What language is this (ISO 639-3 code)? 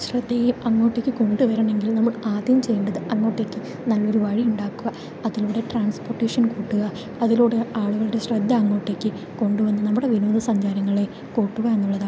mal